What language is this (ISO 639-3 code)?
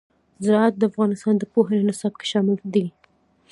pus